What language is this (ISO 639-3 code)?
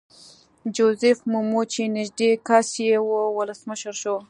pus